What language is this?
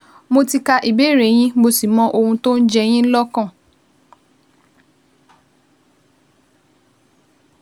Yoruba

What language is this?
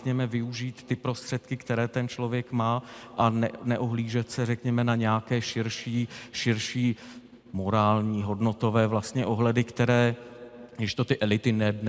Czech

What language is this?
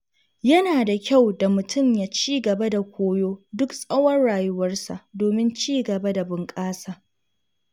Hausa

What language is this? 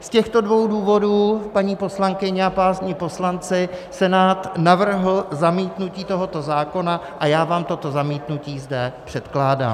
Czech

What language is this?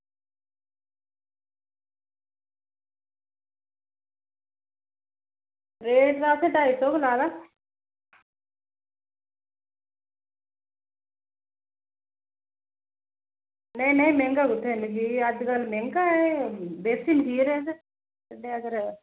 Dogri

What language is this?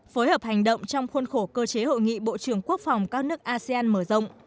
Vietnamese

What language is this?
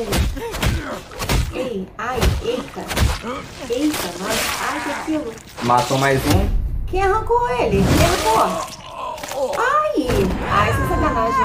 Portuguese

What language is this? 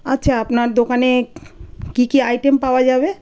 Bangla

